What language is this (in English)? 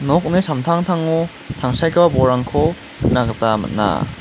Garo